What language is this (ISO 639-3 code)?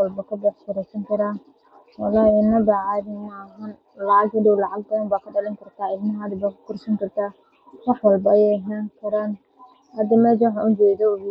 som